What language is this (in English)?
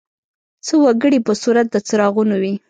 Pashto